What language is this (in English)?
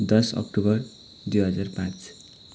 Nepali